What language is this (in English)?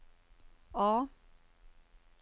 Norwegian